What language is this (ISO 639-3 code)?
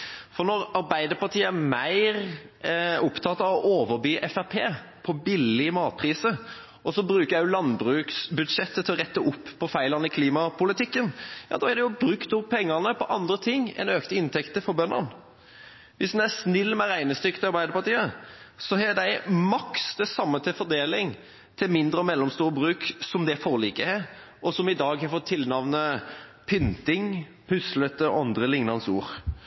nob